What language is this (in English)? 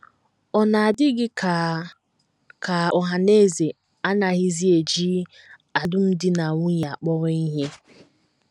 Igbo